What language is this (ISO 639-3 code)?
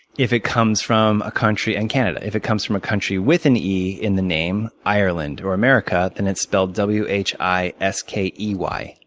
eng